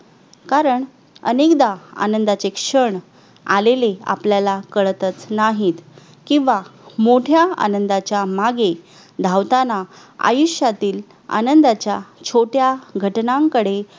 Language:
Marathi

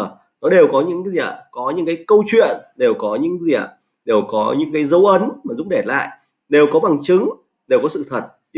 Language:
Vietnamese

